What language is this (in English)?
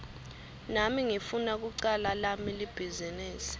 Swati